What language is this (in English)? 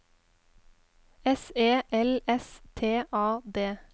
Norwegian